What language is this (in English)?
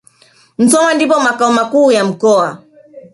Swahili